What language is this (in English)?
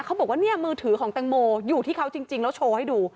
Thai